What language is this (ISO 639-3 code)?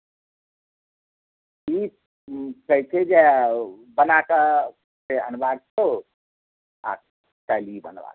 mai